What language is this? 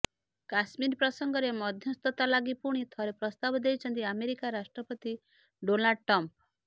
Odia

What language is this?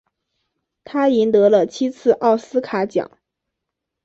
Chinese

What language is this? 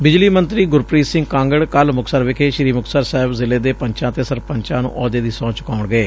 Punjabi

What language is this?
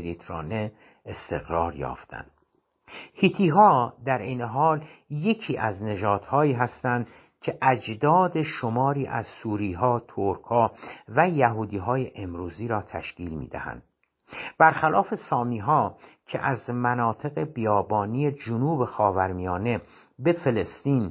Persian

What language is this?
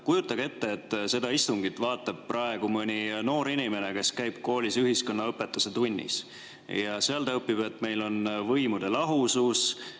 Estonian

